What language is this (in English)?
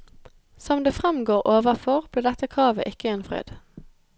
Norwegian